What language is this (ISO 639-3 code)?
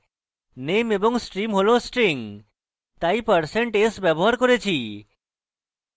ben